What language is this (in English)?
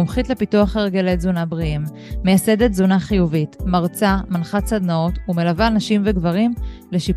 Hebrew